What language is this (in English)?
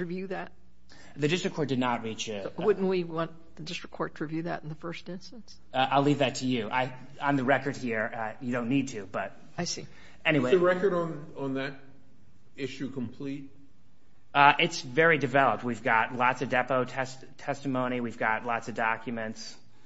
English